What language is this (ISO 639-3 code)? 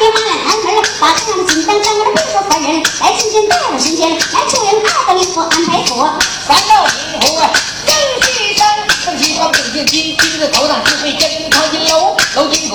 zho